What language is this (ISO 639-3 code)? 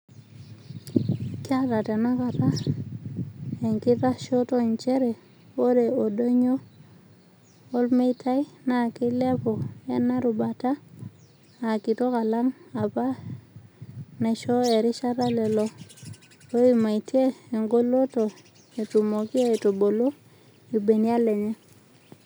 mas